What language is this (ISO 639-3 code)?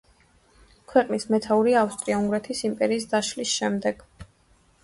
kat